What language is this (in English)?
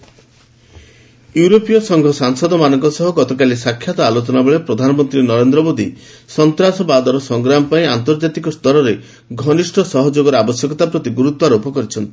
Odia